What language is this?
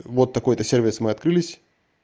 Russian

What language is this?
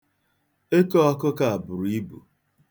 Igbo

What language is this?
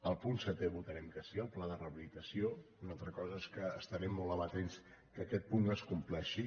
Catalan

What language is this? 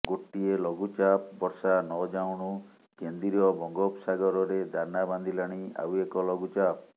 Odia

